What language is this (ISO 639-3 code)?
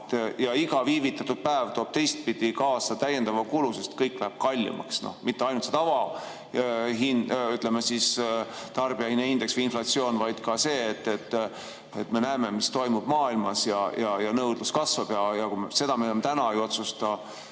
est